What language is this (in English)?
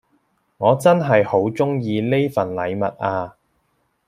Cantonese